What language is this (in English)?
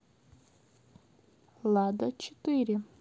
Russian